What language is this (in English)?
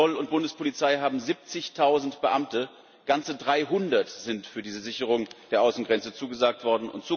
German